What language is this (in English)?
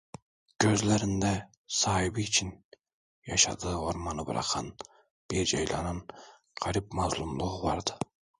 Turkish